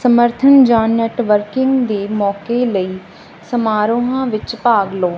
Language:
Punjabi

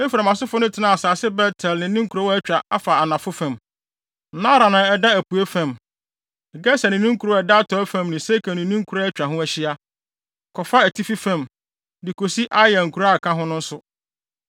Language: Akan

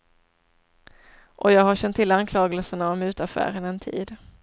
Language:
Swedish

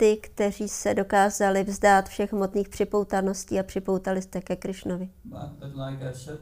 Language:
Czech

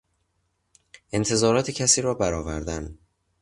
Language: Persian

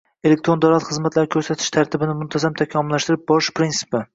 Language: Uzbek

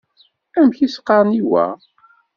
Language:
Kabyle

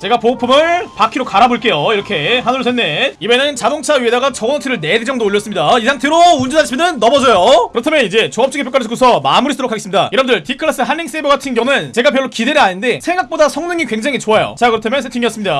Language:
Korean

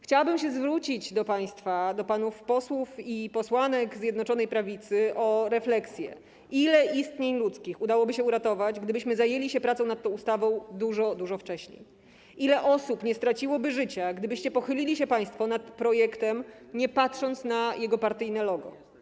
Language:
Polish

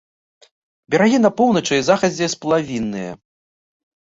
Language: Belarusian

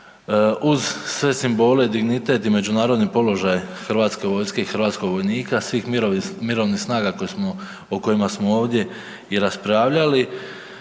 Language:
Croatian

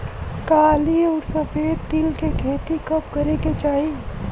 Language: Bhojpuri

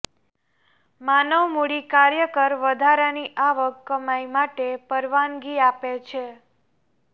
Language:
Gujarati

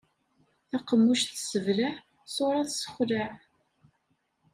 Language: Kabyle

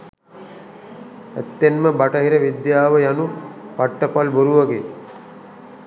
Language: Sinhala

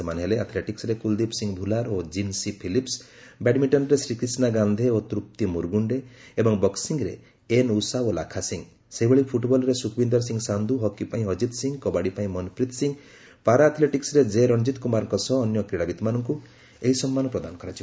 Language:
Odia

